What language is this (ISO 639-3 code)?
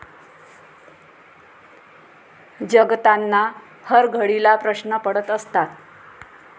mar